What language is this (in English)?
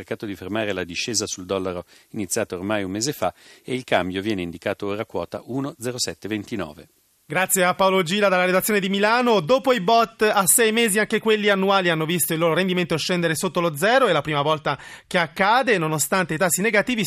Italian